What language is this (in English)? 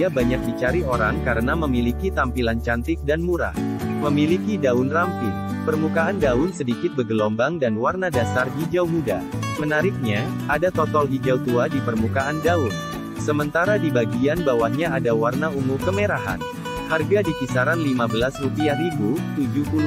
Indonesian